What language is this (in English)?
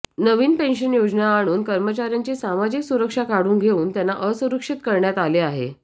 Marathi